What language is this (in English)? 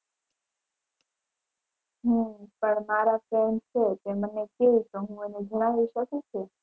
Gujarati